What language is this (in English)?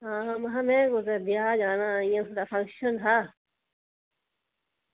Dogri